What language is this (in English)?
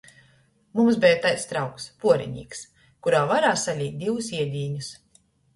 Latgalian